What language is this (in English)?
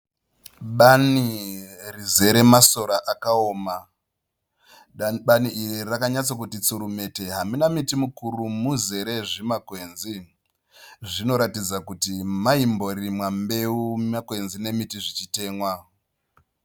Shona